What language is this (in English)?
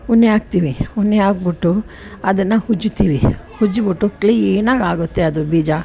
Kannada